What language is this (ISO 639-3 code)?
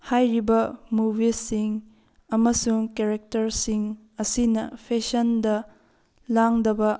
mni